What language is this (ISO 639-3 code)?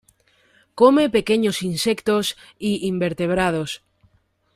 spa